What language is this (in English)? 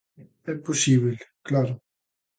Galician